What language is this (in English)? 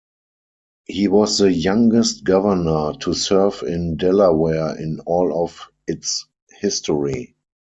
English